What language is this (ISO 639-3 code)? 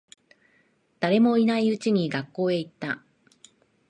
jpn